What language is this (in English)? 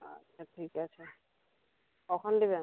Bangla